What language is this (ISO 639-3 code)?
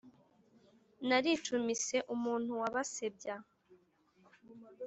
kin